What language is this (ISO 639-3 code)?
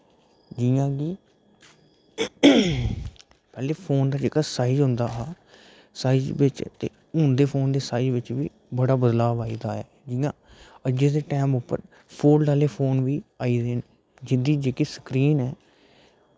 doi